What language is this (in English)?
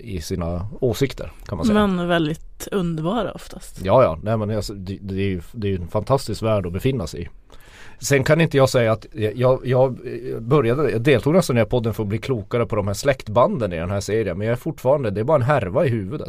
Swedish